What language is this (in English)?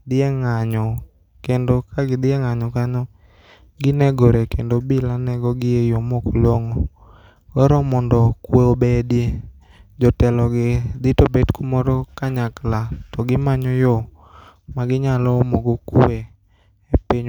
Luo (Kenya and Tanzania)